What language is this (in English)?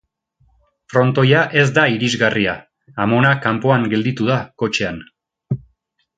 Basque